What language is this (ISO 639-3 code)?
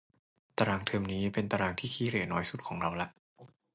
tha